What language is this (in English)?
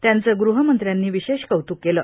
Marathi